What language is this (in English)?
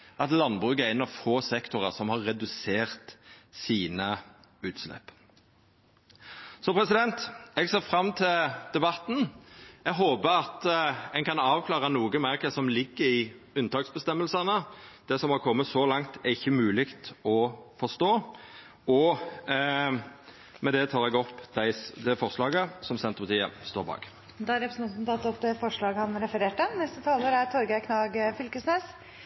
Norwegian Nynorsk